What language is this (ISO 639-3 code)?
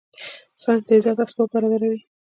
pus